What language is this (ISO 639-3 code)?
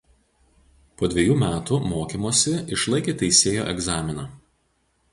lit